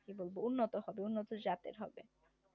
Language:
Bangla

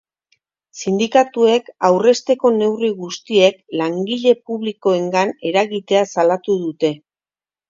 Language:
Basque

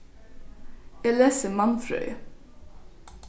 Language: Faroese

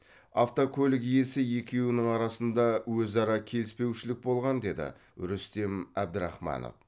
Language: Kazakh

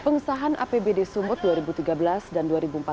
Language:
Indonesian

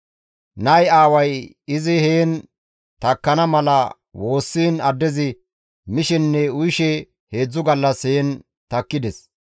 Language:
Gamo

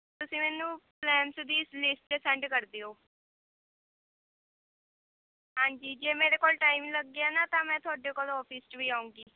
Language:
Punjabi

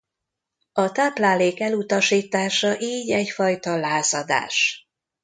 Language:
Hungarian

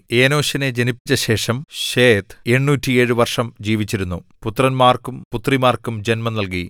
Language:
Malayalam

